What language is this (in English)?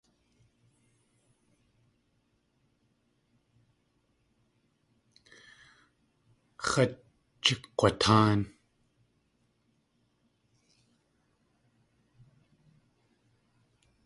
Tlingit